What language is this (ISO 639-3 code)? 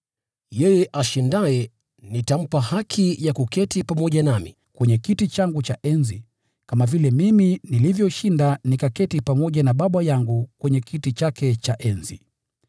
swa